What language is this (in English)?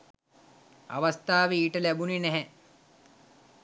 Sinhala